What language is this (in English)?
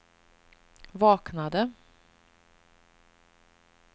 Swedish